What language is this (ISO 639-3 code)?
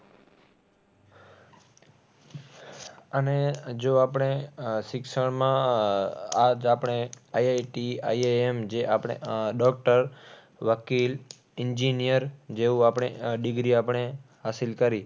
guj